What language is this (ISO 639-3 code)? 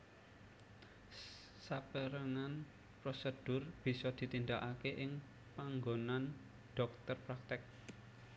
jav